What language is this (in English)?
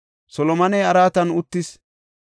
Gofa